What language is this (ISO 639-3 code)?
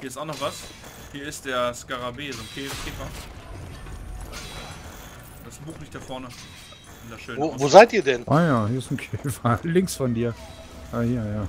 deu